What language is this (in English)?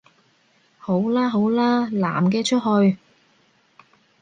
Cantonese